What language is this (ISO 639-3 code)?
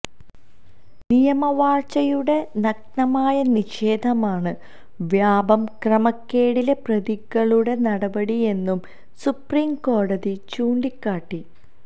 mal